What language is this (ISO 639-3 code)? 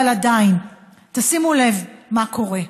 heb